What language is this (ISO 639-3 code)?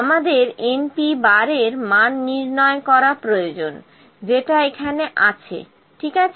ben